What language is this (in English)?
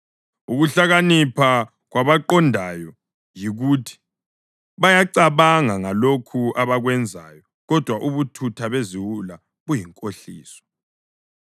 North Ndebele